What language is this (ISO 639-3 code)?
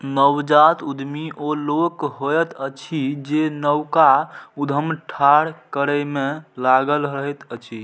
mai